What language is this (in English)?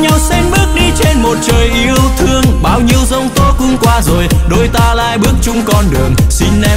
Vietnamese